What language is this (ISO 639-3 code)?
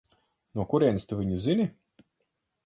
lav